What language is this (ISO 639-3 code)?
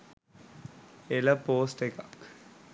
sin